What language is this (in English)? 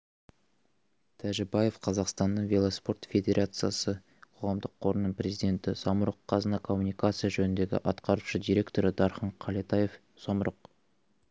Kazakh